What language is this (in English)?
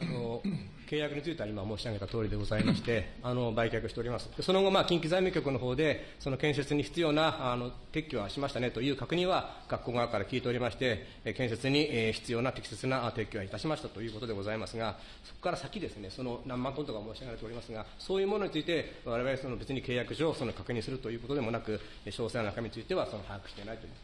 Japanese